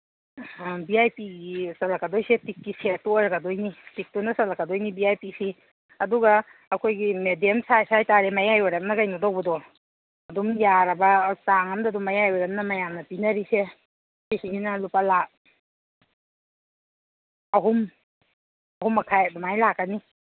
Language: Manipuri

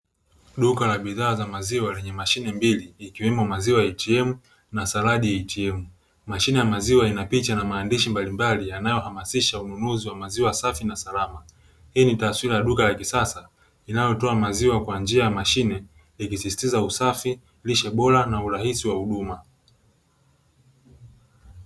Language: Swahili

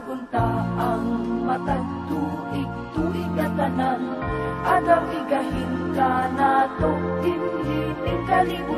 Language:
Indonesian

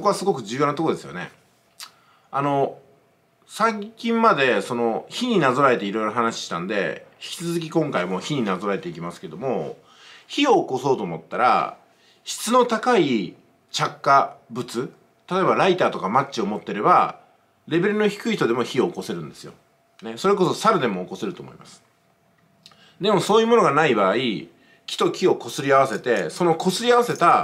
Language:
Japanese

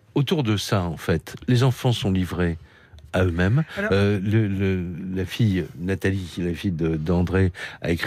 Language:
French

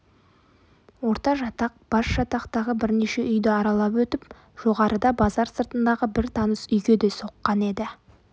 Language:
Kazakh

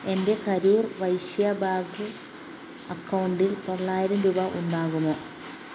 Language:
Malayalam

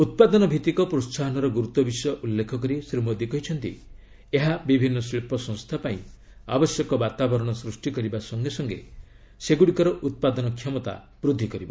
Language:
Odia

